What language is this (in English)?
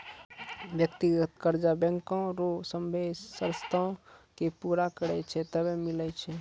Maithili